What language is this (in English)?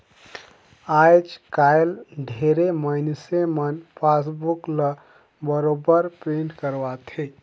Chhattisgarhi